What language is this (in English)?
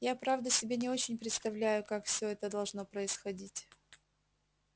Russian